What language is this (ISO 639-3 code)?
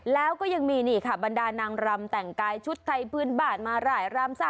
tha